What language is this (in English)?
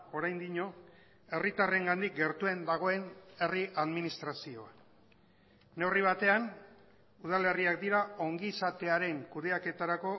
Basque